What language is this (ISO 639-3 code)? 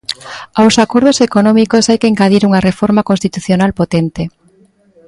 glg